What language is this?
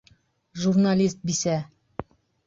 Bashkir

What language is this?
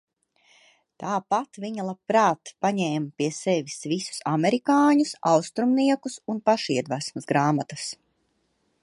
Latvian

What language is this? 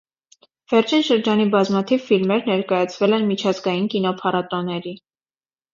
Armenian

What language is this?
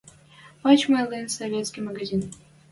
Western Mari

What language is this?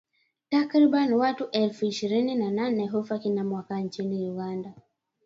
Swahili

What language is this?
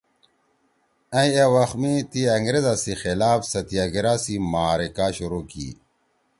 Torwali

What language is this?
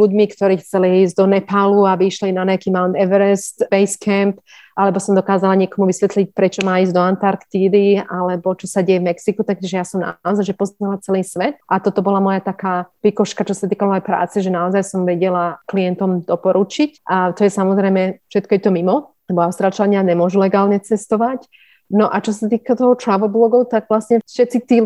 Slovak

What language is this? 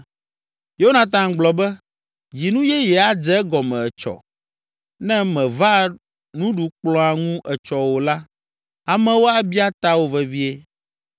Ewe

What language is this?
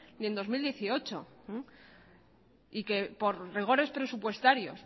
Spanish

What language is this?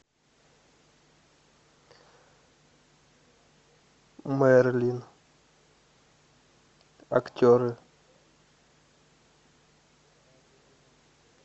Russian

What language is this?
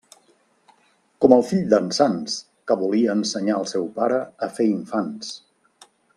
Catalan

